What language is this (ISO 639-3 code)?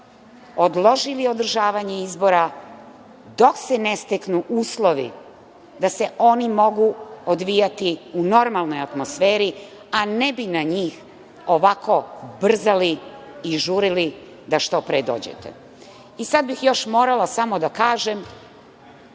srp